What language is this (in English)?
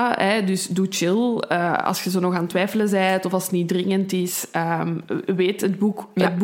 Dutch